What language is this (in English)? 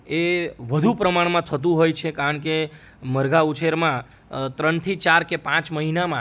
Gujarati